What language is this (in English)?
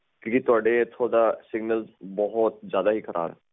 Punjabi